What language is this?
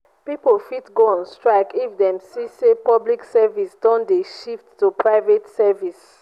Nigerian Pidgin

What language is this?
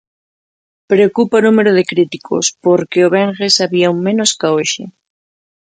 Galician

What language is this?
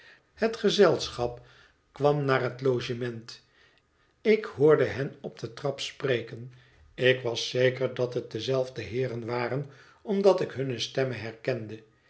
Dutch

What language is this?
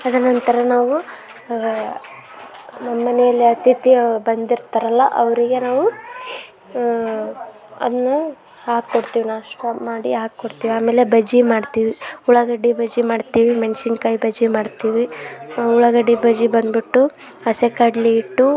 Kannada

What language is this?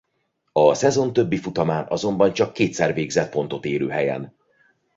Hungarian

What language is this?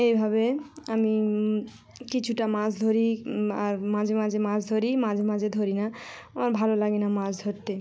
Bangla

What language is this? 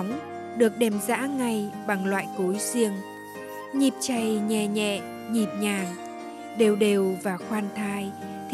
Vietnamese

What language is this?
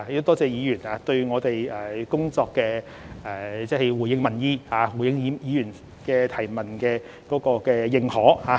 Cantonese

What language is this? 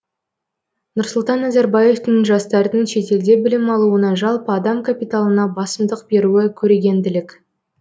Kazakh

